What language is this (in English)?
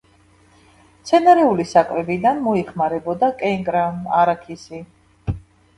Georgian